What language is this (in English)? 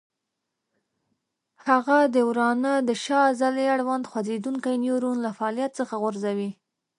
Pashto